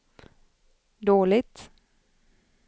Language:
Swedish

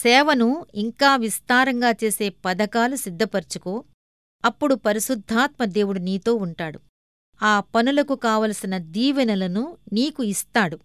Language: Telugu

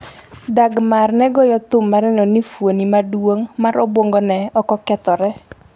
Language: Luo (Kenya and Tanzania)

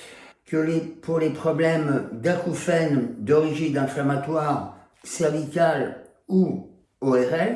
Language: French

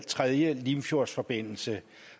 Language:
Danish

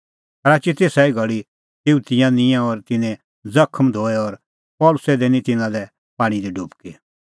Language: Kullu Pahari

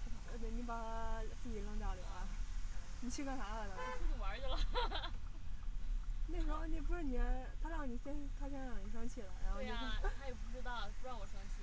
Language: Chinese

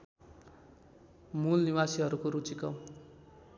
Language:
Nepali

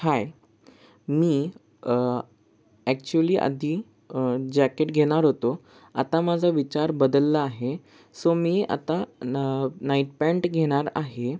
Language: Marathi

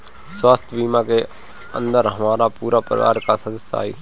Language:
Bhojpuri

